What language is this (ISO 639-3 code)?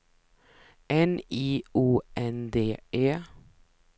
swe